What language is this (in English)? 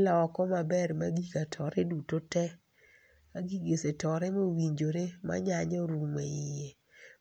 Luo (Kenya and Tanzania)